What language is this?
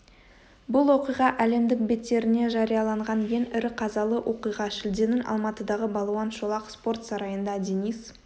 Kazakh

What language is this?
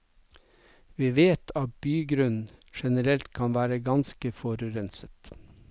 Norwegian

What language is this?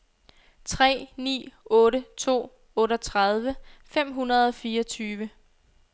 Danish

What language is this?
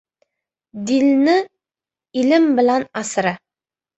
Uzbek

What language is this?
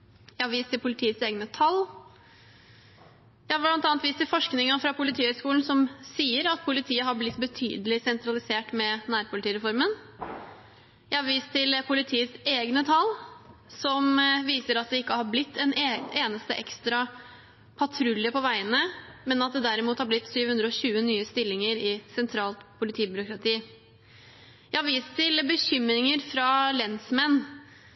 Norwegian Bokmål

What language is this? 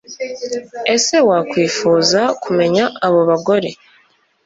Kinyarwanda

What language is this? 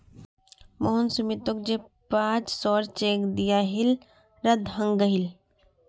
Magahi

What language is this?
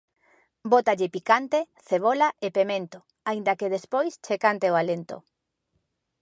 Galician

